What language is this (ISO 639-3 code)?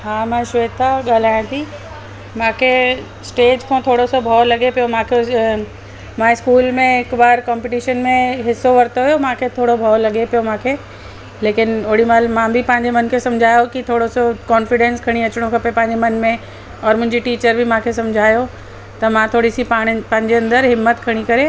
snd